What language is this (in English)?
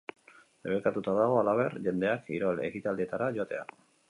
Basque